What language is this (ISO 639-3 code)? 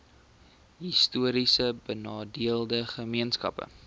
afr